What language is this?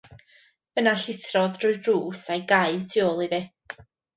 Welsh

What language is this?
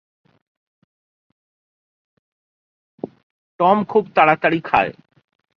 Bangla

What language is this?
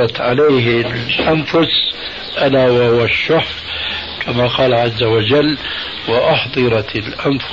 Arabic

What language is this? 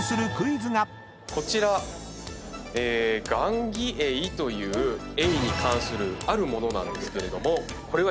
Japanese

